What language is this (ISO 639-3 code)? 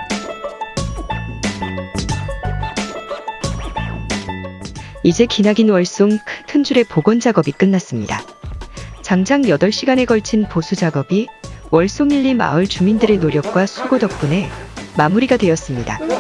kor